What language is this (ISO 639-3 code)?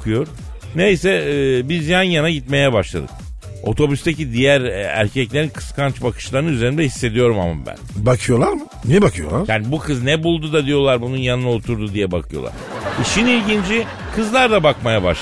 tur